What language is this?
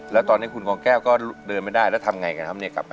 Thai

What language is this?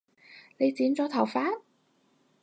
Cantonese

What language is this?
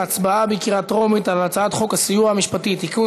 Hebrew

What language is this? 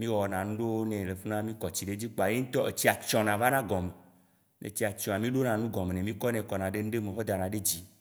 Waci Gbe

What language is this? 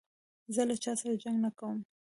Pashto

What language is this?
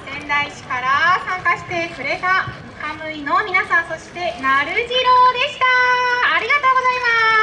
Japanese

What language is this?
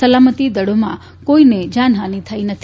Gujarati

